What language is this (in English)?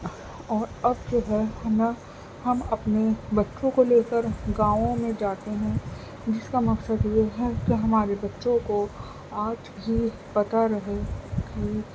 Urdu